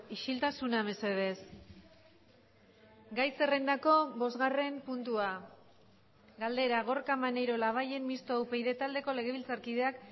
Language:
Basque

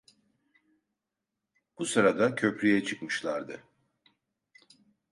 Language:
Turkish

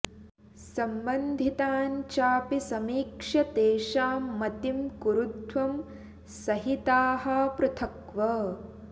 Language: Sanskrit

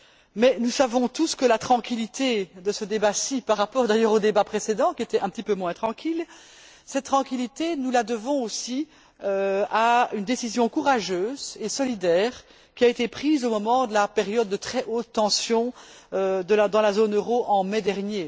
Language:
French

